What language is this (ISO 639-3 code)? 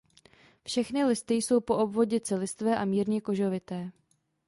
ces